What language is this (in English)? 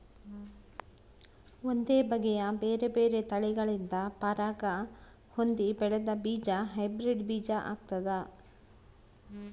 Kannada